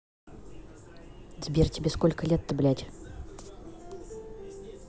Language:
Russian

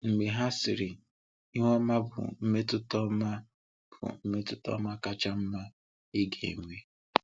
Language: Igbo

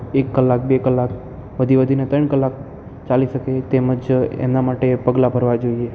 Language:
Gujarati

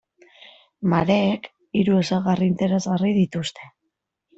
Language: Basque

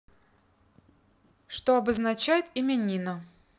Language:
Russian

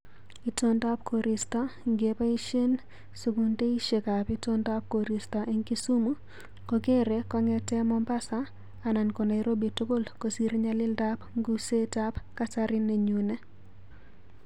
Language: Kalenjin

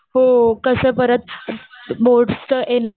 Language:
Marathi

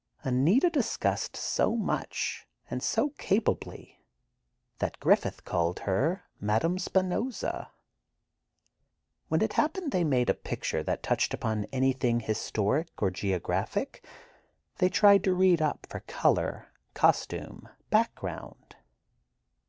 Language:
English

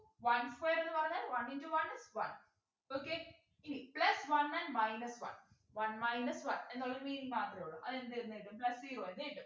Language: Malayalam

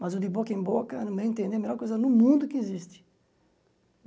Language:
Portuguese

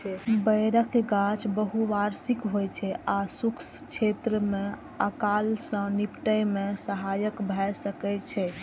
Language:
Maithili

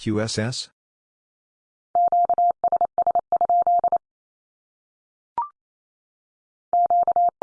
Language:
English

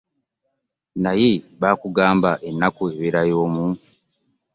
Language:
Ganda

